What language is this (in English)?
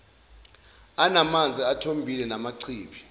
Zulu